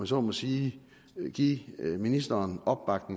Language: Danish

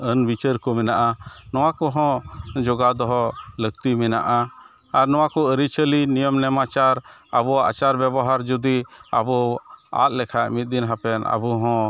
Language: Santali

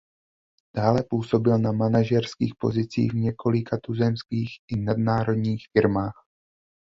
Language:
Czech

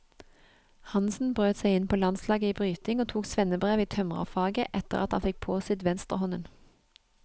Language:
Norwegian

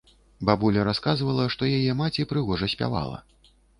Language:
Belarusian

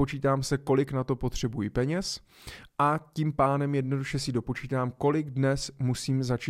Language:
Czech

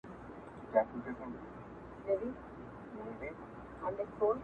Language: Pashto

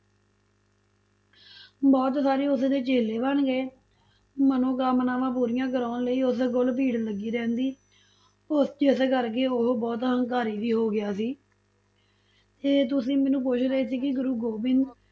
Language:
Punjabi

